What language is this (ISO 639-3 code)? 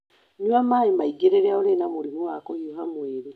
kik